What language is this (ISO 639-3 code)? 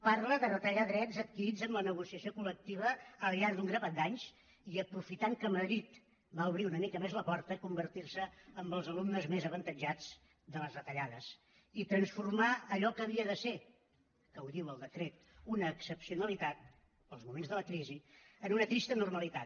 cat